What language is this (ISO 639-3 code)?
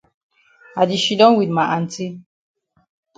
wes